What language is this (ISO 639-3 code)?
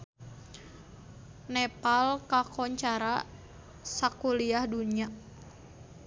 sun